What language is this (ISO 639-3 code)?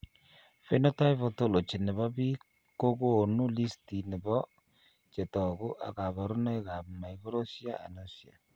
kln